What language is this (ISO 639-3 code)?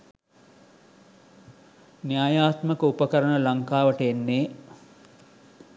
sin